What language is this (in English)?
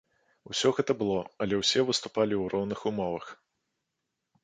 Belarusian